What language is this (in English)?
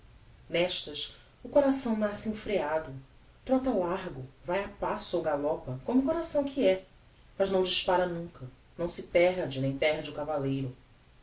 Portuguese